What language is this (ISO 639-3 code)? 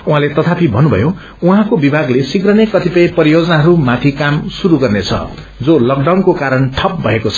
nep